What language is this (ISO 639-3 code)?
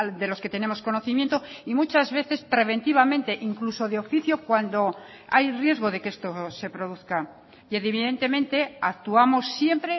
spa